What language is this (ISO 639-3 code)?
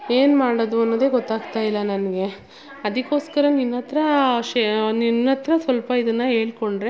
kan